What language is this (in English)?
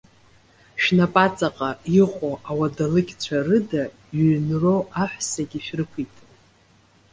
Abkhazian